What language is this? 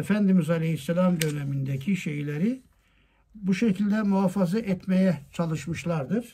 Turkish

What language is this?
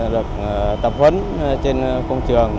Vietnamese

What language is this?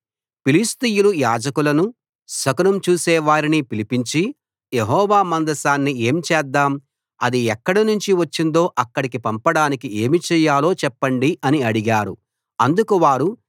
Telugu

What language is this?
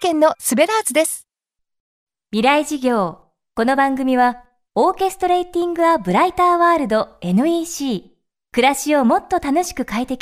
Japanese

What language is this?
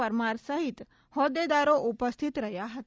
Gujarati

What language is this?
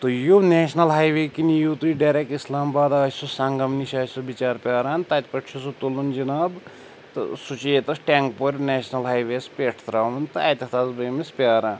Kashmiri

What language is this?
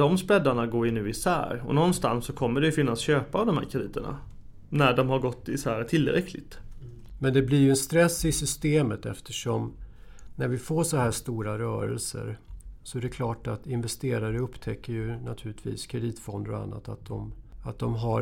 Swedish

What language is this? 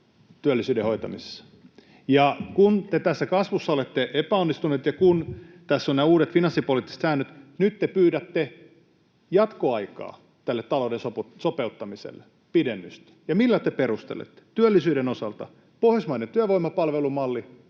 Finnish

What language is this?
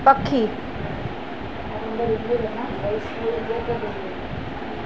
Sindhi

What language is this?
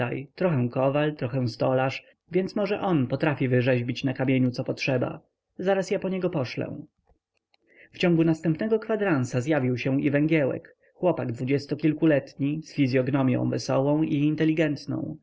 Polish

